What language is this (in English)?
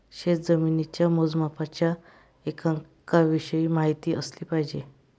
Marathi